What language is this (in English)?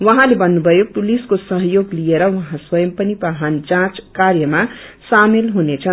Nepali